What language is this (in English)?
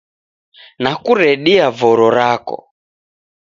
Taita